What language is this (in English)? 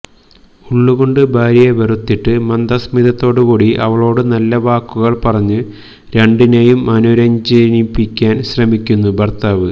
Malayalam